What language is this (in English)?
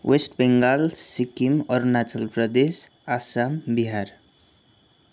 Nepali